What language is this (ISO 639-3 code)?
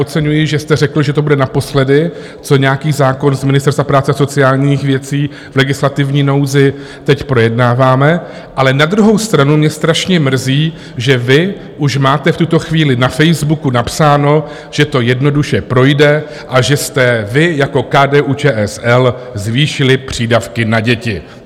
ces